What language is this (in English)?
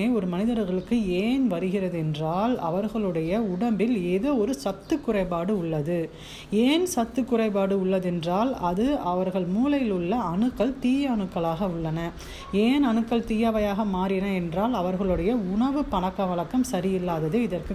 Tamil